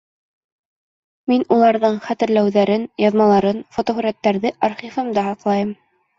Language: Bashkir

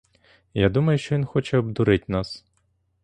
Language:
Ukrainian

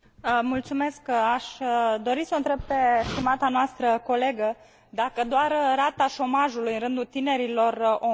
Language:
Romanian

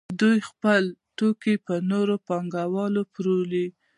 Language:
Pashto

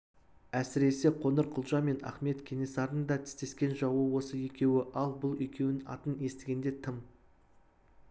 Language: Kazakh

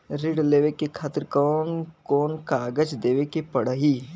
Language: Bhojpuri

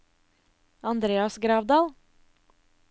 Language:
Norwegian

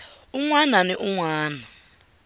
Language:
Tsonga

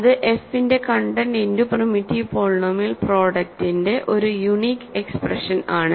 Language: Malayalam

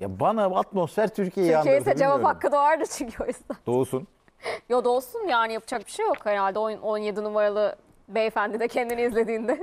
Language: Turkish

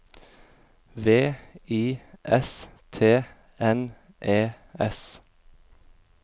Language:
Norwegian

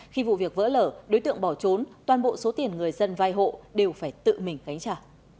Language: Vietnamese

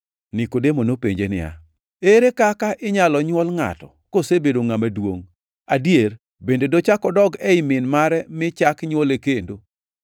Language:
Luo (Kenya and Tanzania)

